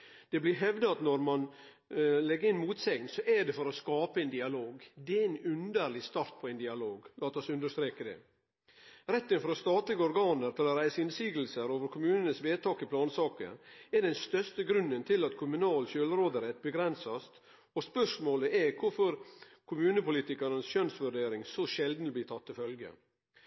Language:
Norwegian Nynorsk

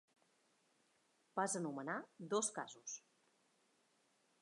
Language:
Catalan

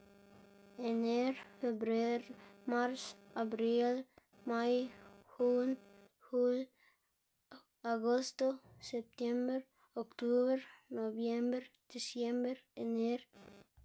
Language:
Xanaguía Zapotec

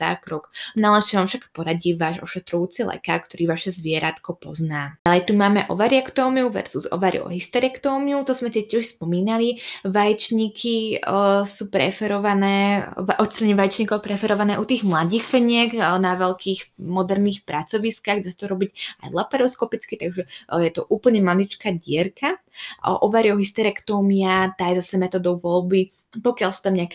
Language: Slovak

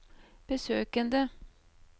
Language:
Norwegian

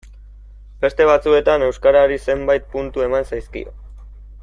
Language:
Basque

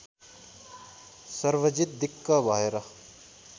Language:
Nepali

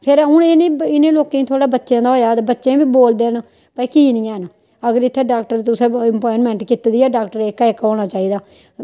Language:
Dogri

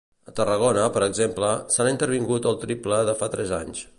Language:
Catalan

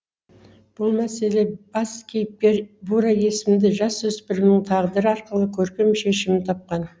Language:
Kazakh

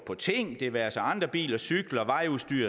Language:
Danish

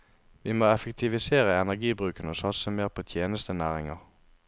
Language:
Norwegian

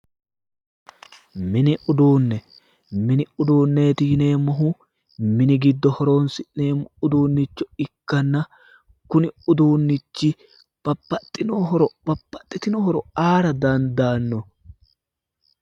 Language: Sidamo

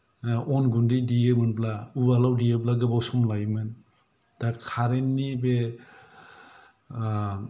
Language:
Bodo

